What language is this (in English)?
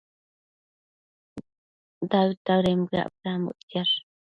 Matsés